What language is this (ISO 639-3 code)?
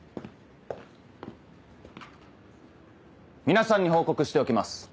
jpn